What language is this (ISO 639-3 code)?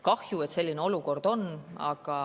est